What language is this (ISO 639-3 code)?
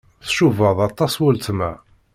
kab